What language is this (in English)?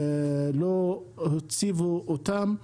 Hebrew